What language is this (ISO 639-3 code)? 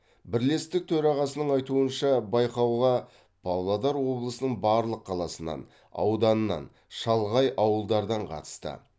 kaz